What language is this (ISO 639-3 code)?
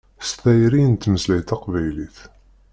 kab